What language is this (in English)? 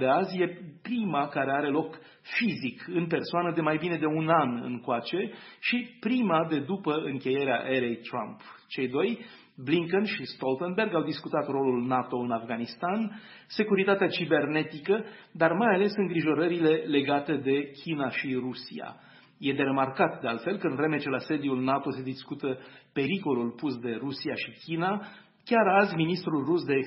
Romanian